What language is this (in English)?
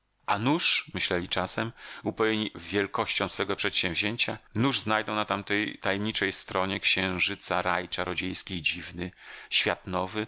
Polish